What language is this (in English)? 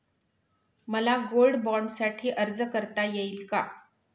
Marathi